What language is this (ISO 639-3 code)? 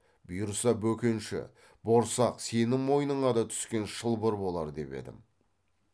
kaz